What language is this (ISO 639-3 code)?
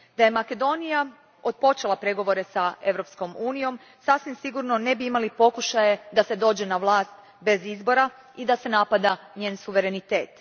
hrv